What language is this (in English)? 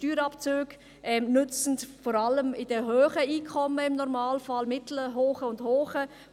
Swiss German